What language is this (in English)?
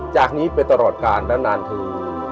Thai